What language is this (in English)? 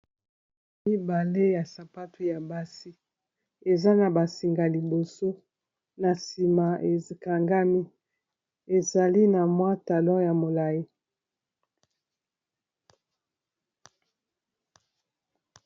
Lingala